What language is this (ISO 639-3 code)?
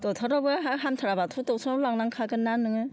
brx